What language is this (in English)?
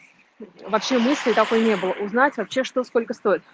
Russian